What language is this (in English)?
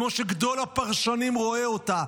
Hebrew